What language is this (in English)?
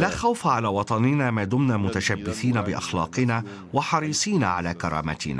Arabic